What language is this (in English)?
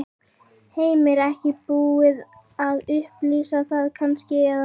Icelandic